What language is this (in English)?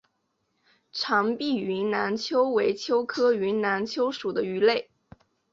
Chinese